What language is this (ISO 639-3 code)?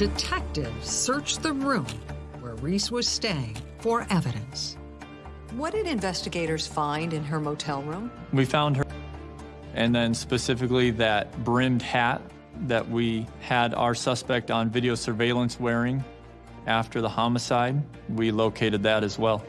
eng